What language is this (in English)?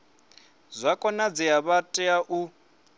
Venda